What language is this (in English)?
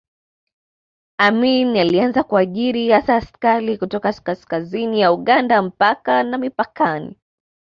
Swahili